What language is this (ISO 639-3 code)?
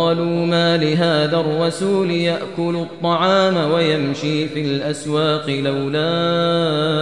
ara